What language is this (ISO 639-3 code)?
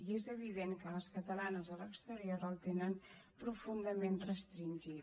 cat